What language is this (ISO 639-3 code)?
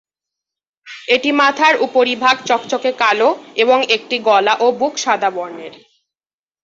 ben